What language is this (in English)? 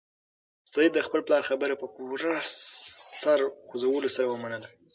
Pashto